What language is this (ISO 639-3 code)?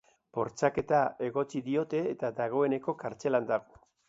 eus